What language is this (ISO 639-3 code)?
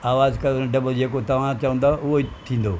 snd